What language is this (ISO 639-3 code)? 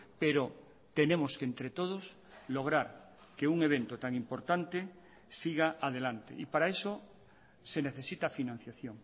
spa